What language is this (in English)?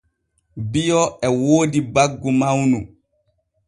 Borgu Fulfulde